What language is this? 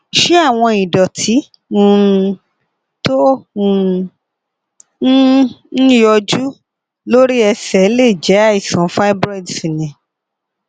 Yoruba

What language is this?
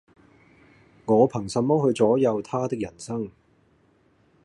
Cantonese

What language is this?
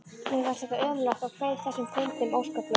Icelandic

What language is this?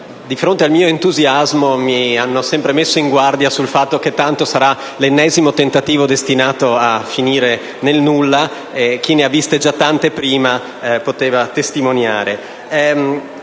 Italian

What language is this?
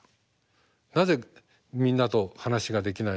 Japanese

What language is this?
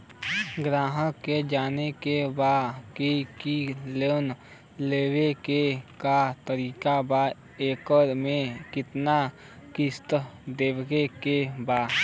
Bhojpuri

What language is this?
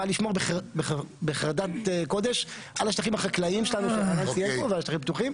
Hebrew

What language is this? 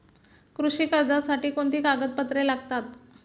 Marathi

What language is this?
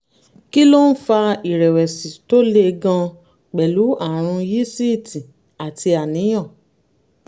Yoruba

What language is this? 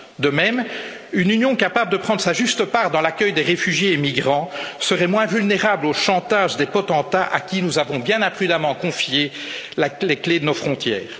French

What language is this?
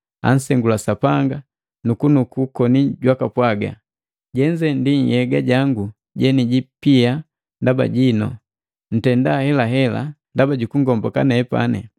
Matengo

